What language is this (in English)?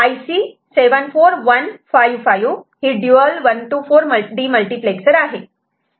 Marathi